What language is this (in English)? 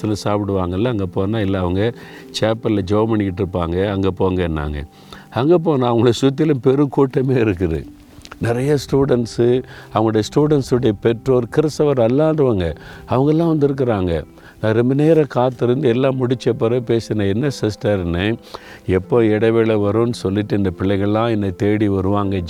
Tamil